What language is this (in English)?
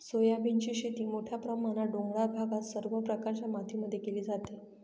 Marathi